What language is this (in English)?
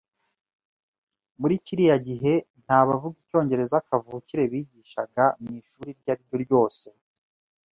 Kinyarwanda